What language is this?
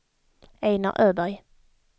Swedish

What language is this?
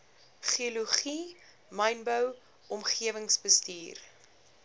Afrikaans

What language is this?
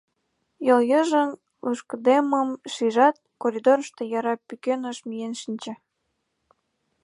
Mari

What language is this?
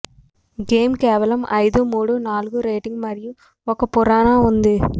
Telugu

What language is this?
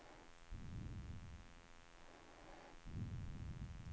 Swedish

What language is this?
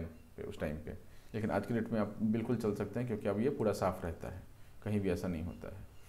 Hindi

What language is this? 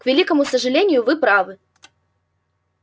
Russian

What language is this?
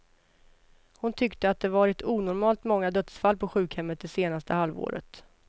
Swedish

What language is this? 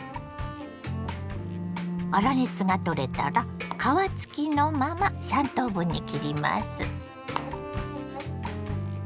Japanese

